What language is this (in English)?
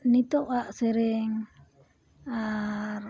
Santali